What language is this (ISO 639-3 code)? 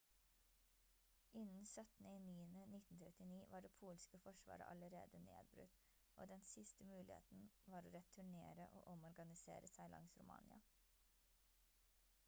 nob